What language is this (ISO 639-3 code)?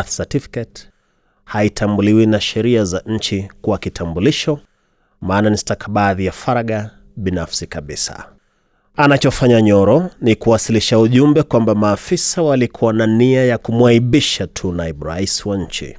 swa